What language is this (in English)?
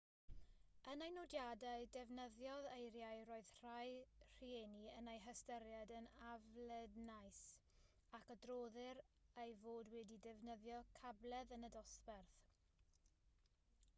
Welsh